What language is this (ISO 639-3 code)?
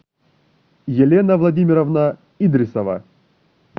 rus